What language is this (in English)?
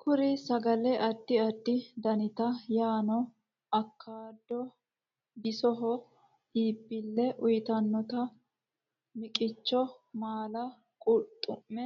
Sidamo